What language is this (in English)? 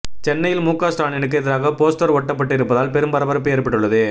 Tamil